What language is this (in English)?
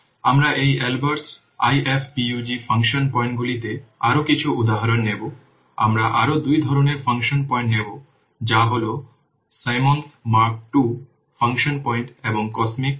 Bangla